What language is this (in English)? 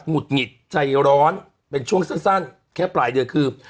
Thai